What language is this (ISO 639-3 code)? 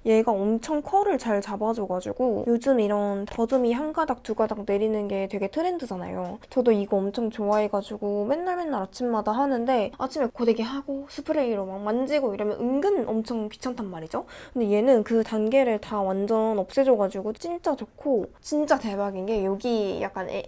kor